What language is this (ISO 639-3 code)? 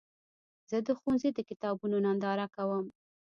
pus